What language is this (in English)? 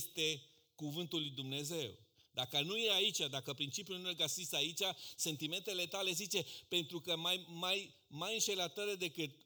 Romanian